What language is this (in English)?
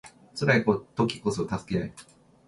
Japanese